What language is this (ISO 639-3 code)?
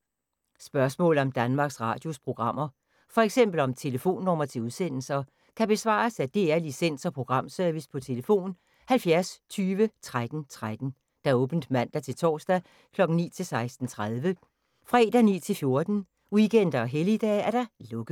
dan